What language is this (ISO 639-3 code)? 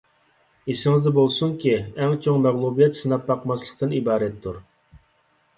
uig